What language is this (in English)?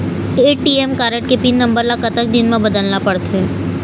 Chhattisgarhi